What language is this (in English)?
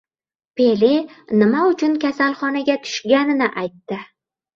Uzbek